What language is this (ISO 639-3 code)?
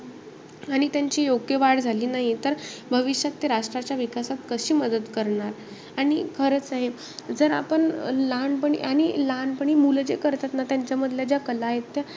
mar